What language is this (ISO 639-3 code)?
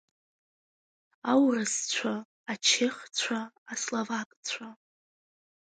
abk